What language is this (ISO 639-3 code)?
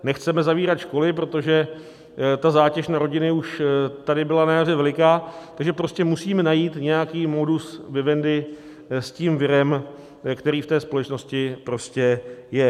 ces